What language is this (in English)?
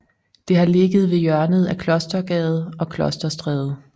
Danish